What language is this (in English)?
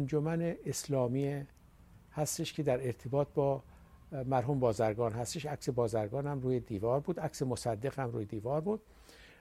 Persian